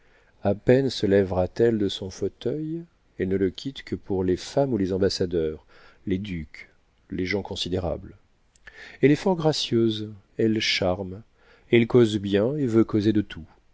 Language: French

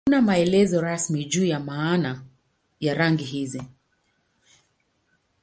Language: Swahili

